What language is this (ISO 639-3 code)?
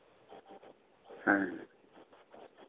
sat